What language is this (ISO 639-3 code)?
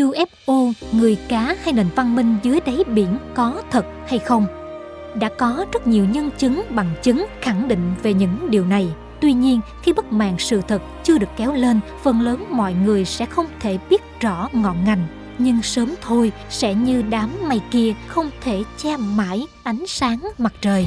vie